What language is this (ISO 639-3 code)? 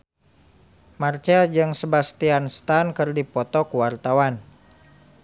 sun